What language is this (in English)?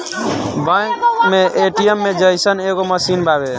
Bhojpuri